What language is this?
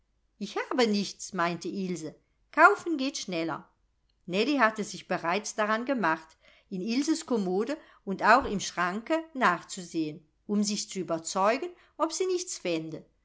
German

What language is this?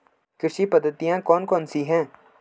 Hindi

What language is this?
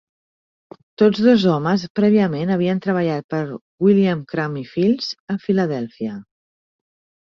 Catalan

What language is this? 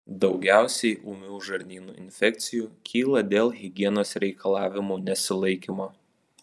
Lithuanian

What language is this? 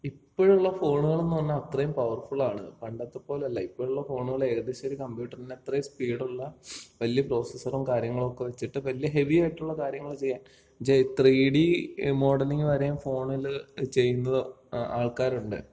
Malayalam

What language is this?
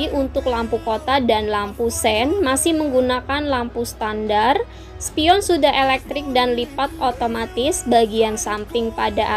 Indonesian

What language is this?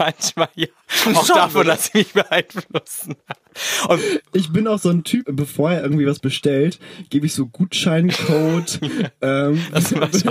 German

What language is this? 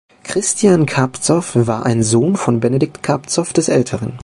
German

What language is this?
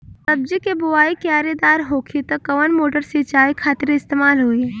Bhojpuri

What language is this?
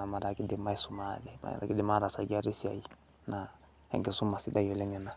Masai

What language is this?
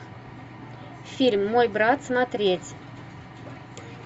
Russian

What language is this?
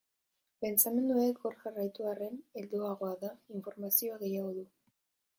Basque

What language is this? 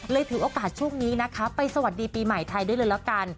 Thai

